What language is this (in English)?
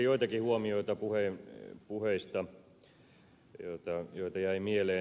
Finnish